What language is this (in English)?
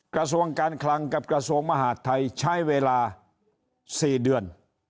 Thai